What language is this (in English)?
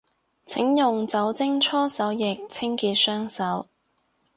Cantonese